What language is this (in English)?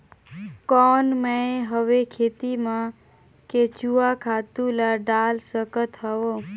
Chhattisgarhi